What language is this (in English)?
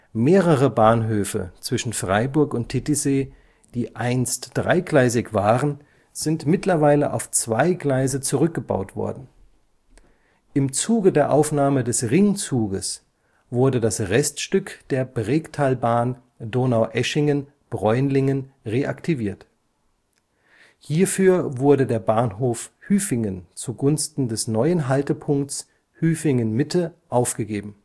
German